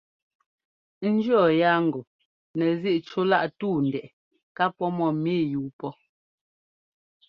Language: Ngomba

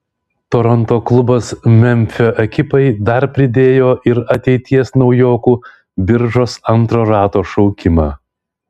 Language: Lithuanian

